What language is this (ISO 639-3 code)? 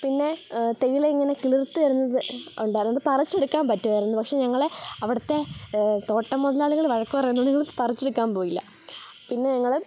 mal